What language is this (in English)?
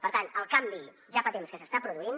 Catalan